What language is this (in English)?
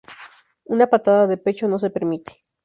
Spanish